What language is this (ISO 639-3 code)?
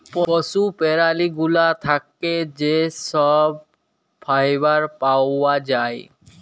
ben